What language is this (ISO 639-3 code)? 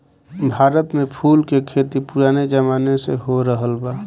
bho